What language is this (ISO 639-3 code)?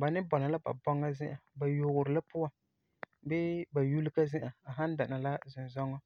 gur